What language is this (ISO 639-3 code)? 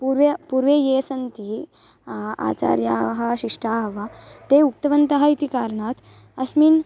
san